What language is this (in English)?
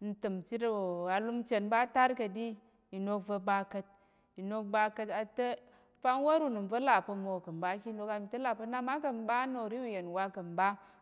Tarok